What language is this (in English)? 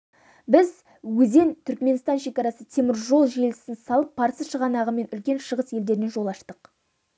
Kazakh